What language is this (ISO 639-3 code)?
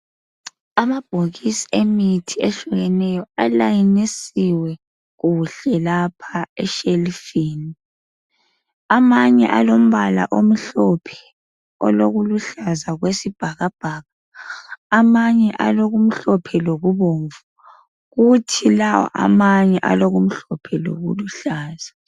nde